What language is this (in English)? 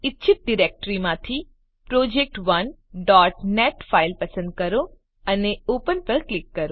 Gujarati